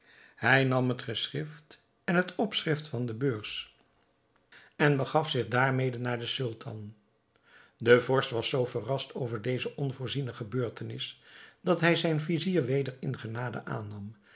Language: Dutch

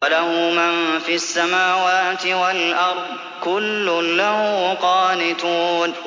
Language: Arabic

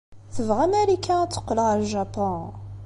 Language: Kabyle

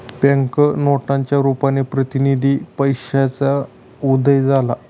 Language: Marathi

